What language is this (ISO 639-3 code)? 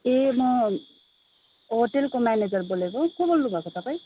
nep